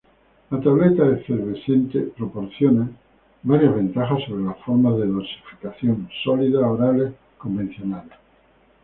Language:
Spanish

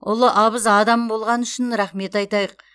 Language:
Kazakh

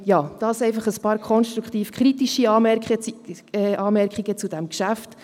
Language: Swiss German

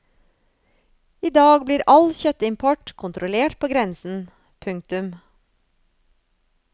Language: Norwegian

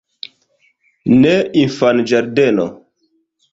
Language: Esperanto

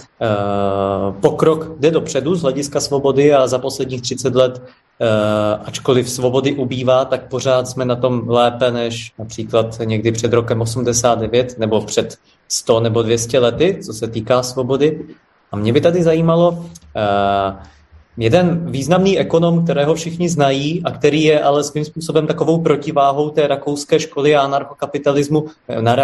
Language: Czech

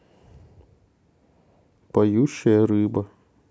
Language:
Russian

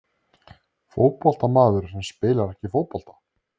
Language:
Icelandic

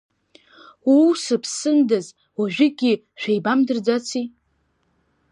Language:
Abkhazian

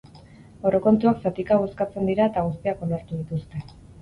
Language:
Basque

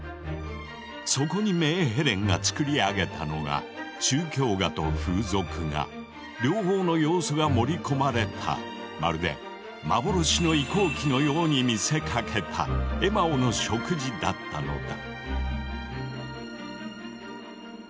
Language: Japanese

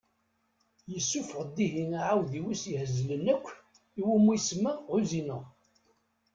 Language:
Kabyle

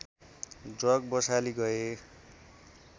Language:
Nepali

